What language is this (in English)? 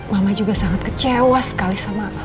Indonesian